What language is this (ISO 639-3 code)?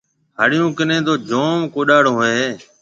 mve